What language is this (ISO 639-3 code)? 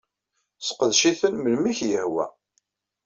kab